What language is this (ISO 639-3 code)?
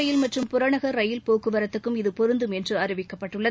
tam